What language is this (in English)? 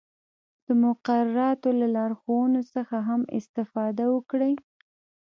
Pashto